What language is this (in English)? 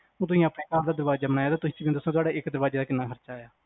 Punjabi